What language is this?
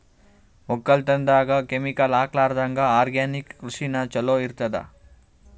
Kannada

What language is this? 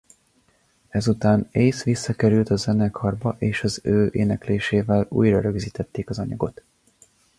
Hungarian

